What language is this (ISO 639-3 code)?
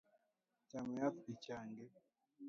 luo